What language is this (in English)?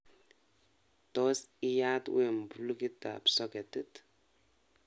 Kalenjin